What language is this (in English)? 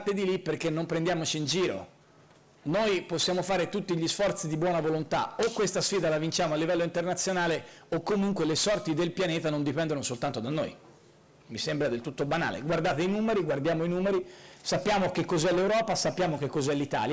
Italian